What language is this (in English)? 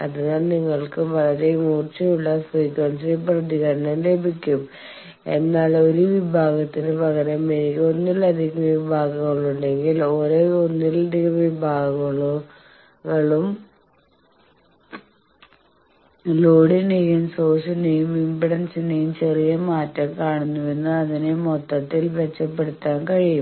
Malayalam